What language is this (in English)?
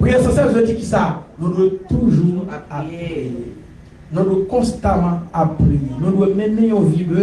French